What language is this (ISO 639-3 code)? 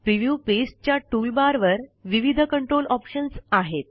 mar